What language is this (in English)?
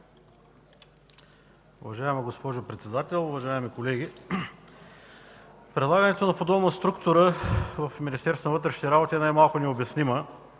Bulgarian